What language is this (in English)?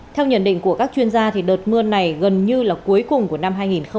Vietnamese